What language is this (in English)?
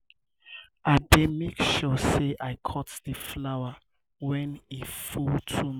Nigerian Pidgin